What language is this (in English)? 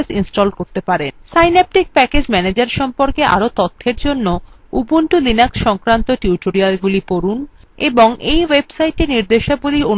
Bangla